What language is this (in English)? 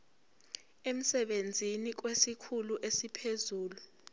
Zulu